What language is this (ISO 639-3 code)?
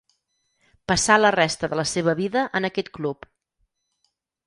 cat